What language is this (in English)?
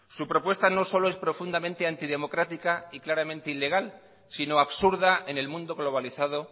Spanish